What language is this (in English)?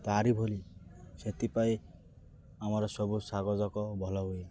Odia